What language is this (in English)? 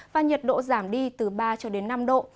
Vietnamese